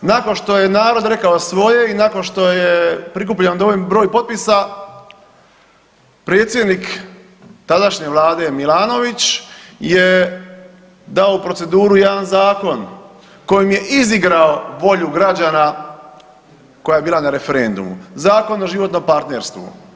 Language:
Croatian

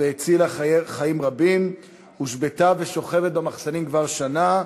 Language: Hebrew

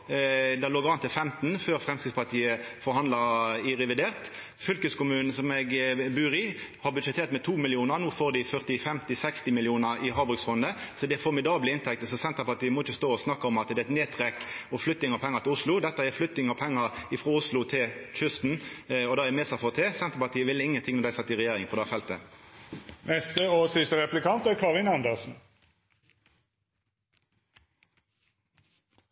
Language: Norwegian Nynorsk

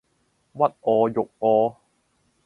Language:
Cantonese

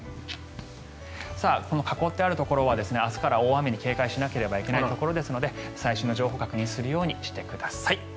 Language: Japanese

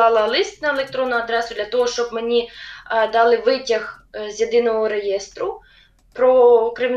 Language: Ukrainian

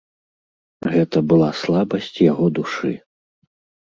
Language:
Belarusian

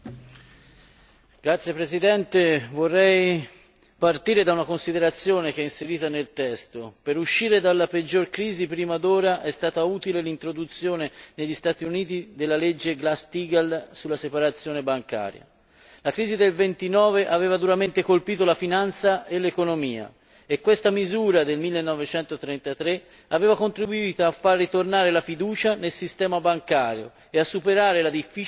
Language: Italian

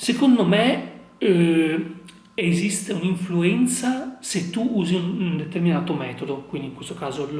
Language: Italian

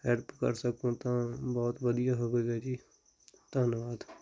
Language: Punjabi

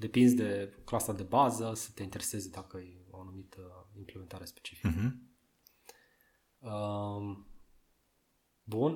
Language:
Romanian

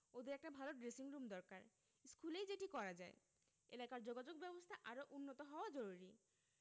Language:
Bangla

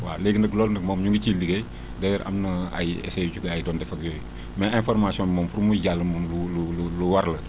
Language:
Wolof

